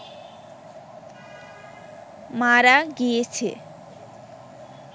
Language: Bangla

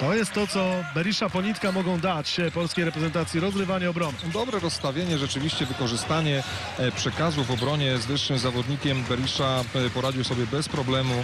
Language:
Polish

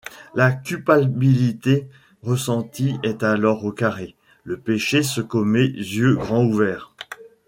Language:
French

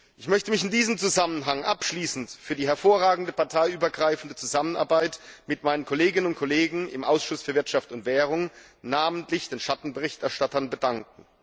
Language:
German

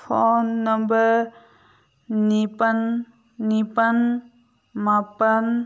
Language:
Manipuri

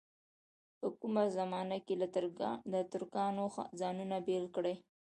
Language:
Pashto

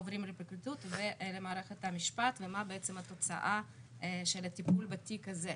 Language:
Hebrew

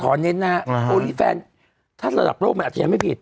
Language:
Thai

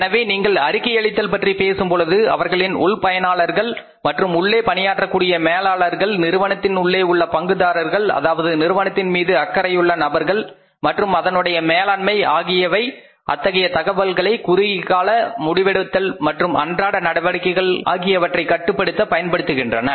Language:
Tamil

